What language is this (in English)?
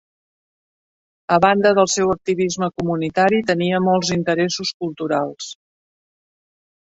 Catalan